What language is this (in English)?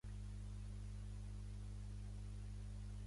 Catalan